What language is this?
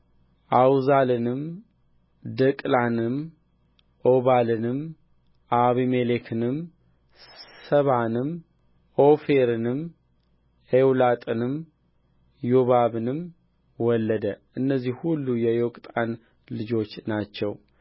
Amharic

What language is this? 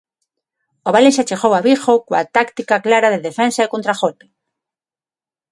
Galician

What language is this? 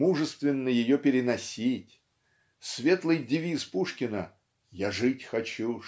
Russian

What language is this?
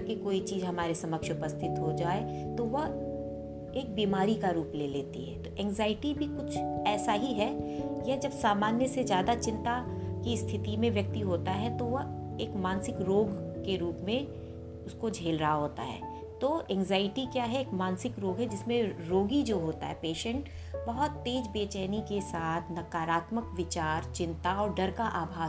Hindi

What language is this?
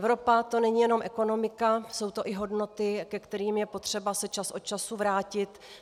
Czech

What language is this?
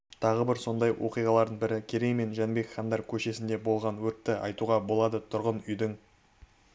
Kazakh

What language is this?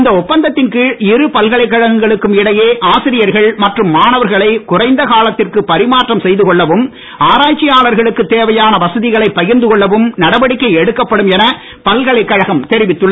Tamil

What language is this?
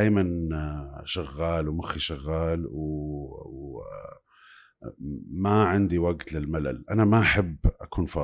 Arabic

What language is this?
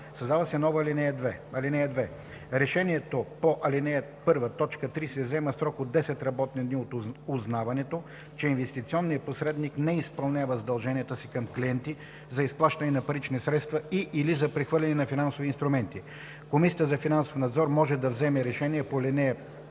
Bulgarian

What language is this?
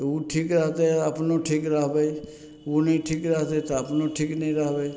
Maithili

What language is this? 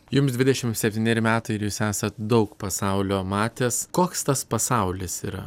Lithuanian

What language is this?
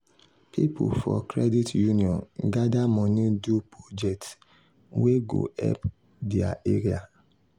Nigerian Pidgin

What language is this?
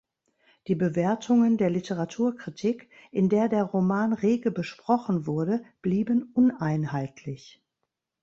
German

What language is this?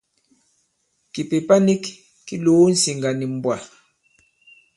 Bankon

